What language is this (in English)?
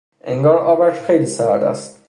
Persian